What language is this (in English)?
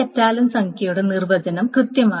Malayalam